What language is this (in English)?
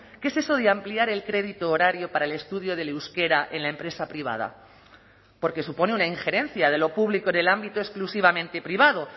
Spanish